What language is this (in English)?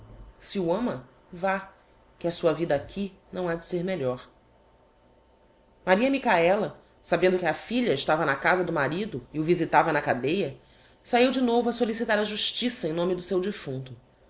Portuguese